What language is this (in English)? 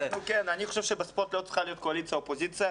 Hebrew